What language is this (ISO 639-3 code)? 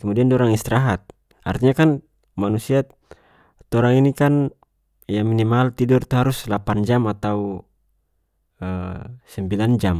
max